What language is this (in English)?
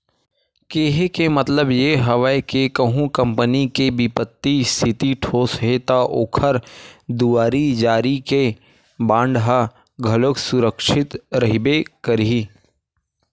Chhattisgarhi